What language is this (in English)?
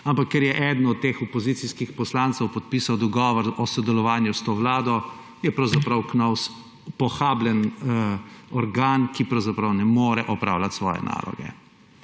Slovenian